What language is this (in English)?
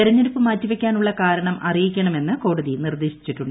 Malayalam